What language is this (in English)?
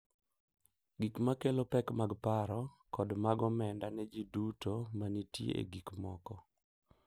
Luo (Kenya and Tanzania)